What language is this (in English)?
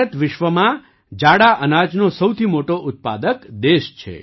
Gujarati